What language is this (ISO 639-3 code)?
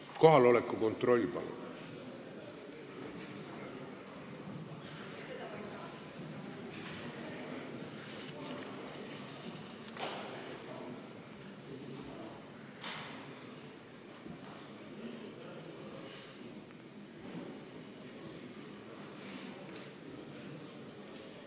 est